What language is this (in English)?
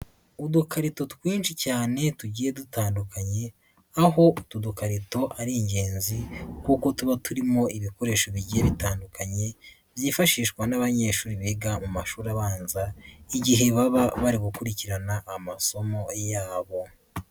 Kinyarwanda